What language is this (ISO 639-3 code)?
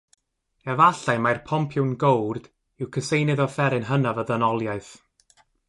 cym